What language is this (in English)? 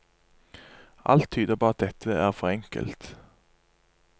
Norwegian